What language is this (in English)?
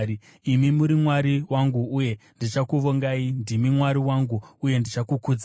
Shona